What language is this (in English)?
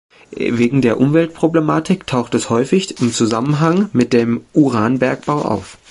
German